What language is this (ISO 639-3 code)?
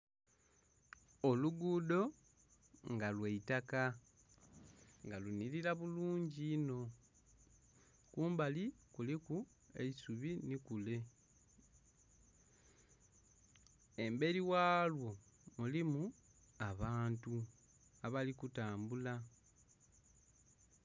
xog